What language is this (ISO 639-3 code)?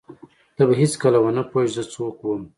pus